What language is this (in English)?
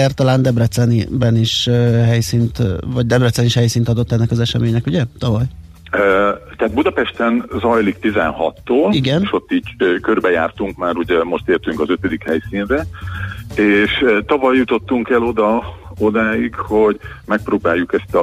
Hungarian